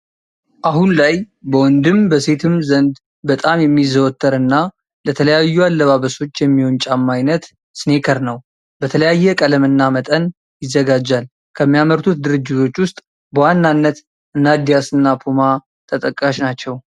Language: Amharic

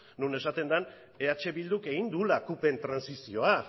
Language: Basque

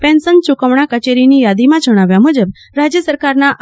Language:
Gujarati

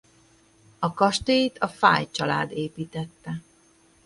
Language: Hungarian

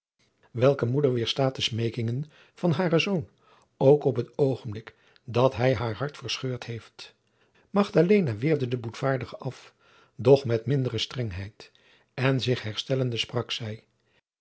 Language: Dutch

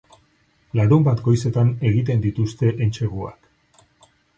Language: Basque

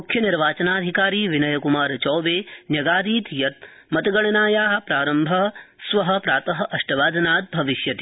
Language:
Sanskrit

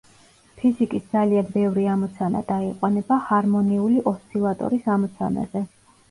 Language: Georgian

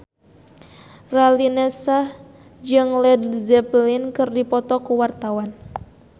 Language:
Sundanese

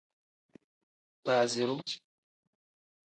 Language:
Tem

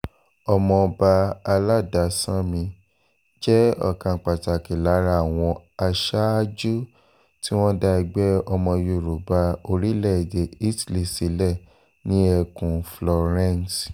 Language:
Yoruba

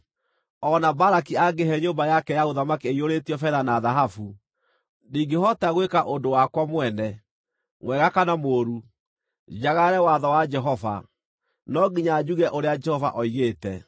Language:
Kikuyu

